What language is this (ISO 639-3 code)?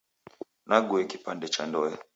dav